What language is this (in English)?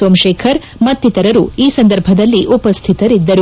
Kannada